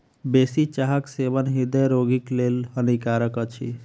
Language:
Maithili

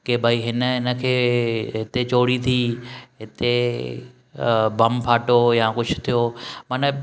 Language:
Sindhi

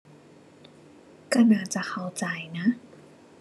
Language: Thai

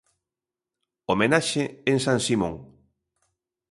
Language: Galician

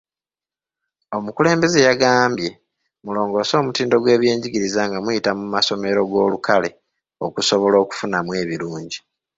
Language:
Ganda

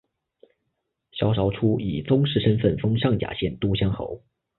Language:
Chinese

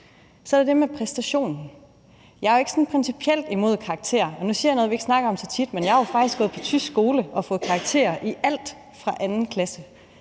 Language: Danish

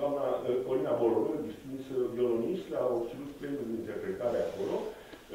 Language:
Romanian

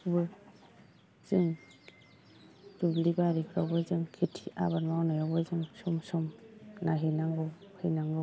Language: Bodo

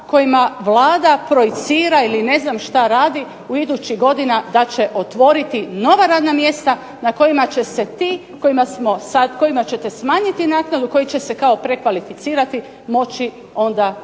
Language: Croatian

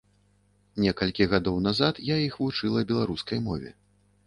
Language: Belarusian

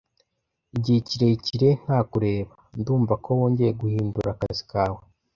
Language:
Kinyarwanda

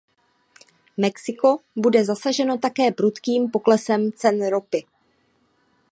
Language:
Czech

